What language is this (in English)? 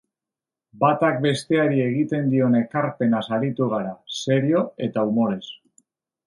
Basque